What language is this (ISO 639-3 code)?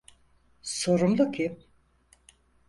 tur